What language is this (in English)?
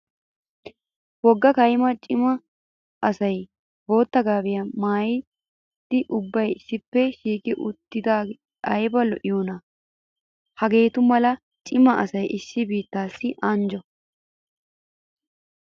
Wolaytta